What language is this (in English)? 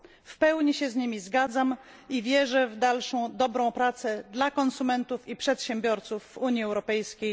Polish